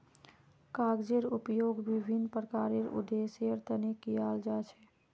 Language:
Magahi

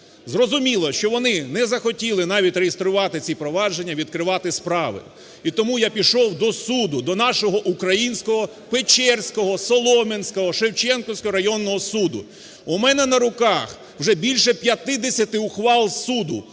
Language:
Ukrainian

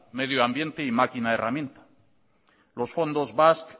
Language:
Spanish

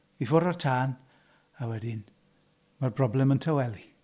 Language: Welsh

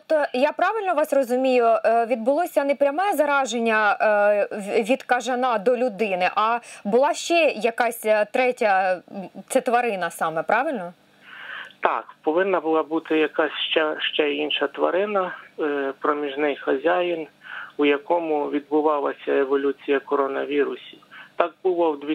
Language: Ukrainian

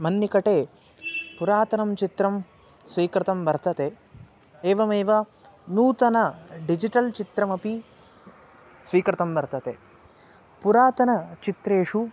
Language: Sanskrit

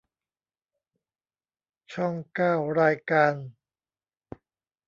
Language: Thai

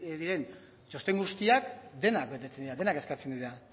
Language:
Basque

